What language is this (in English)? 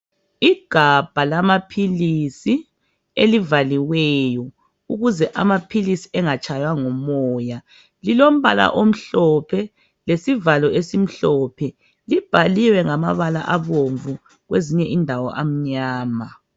North Ndebele